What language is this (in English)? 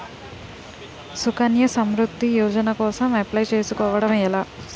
Telugu